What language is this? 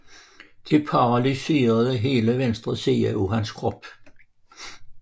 Danish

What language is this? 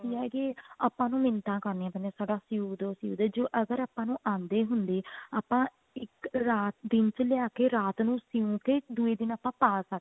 Punjabi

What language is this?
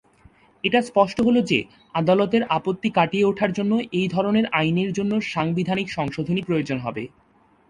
Bangla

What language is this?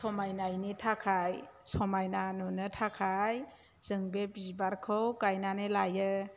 Bodo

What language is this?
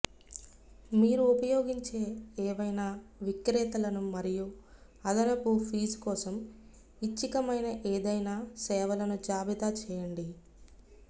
Telugu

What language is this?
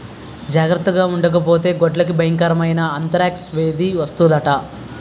Telugu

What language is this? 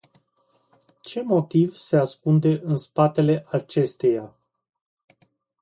Romanian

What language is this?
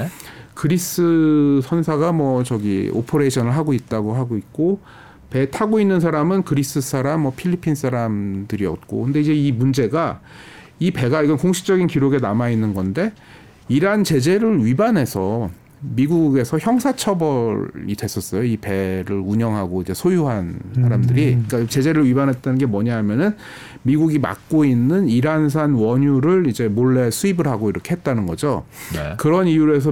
Korean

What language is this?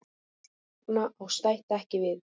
Icelandic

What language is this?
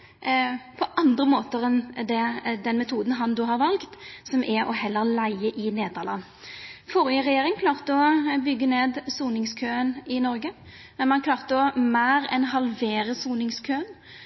Norwegian Nynorsk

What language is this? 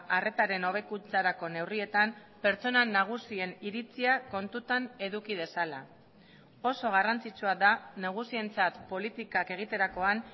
Basque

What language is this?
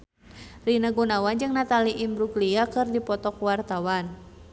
Sundanese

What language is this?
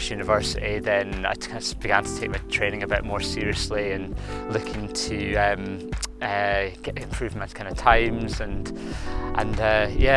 English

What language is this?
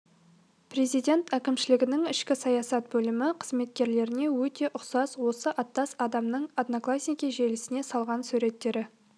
Kazakh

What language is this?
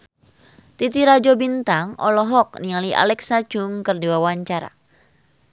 Sundanese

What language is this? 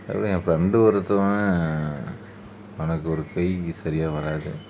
Tamil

